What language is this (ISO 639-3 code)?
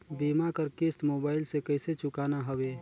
hne